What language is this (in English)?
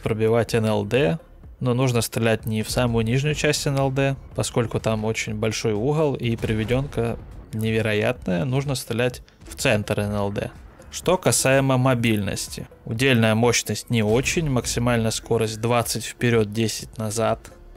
Russian